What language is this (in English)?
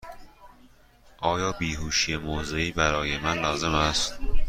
Persian